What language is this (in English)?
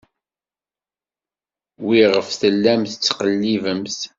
Kabyle